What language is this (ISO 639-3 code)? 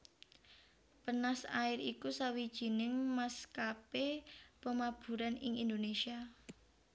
jav